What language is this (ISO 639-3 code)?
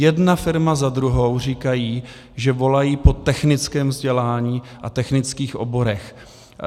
ces